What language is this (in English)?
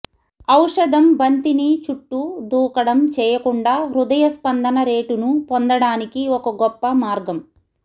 Telugu